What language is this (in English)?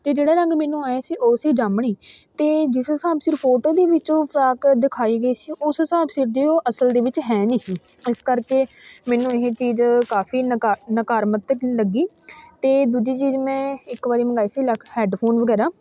Punjabi